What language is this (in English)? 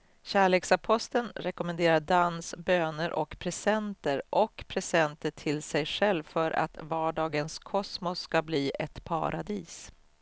Swedish